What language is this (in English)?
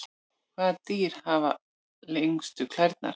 Icelandic